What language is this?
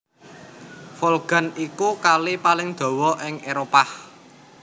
Javanese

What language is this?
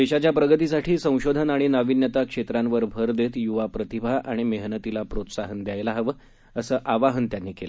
Marathi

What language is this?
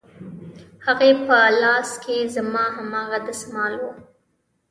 Pashto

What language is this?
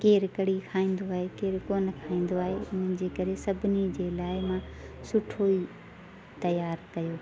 Sindhi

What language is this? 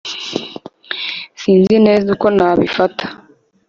Kinyarwanda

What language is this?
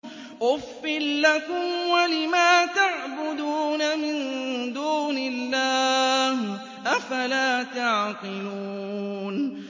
Arabic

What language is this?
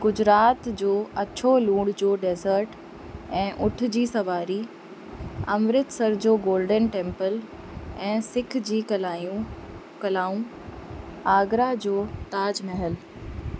Sindhi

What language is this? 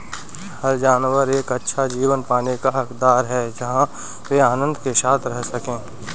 Hindi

